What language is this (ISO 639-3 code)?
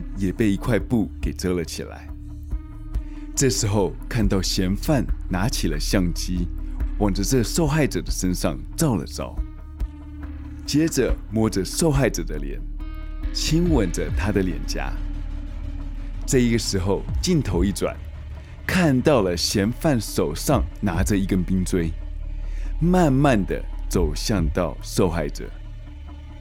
zho